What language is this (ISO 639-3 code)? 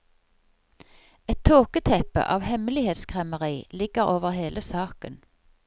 nor